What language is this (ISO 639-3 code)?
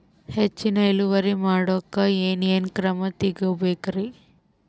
kan